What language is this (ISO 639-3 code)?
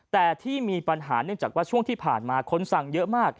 tha